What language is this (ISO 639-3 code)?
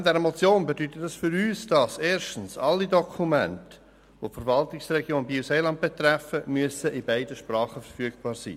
gsw